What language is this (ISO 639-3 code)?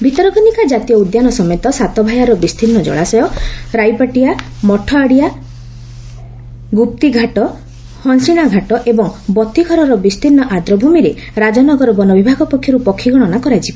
ori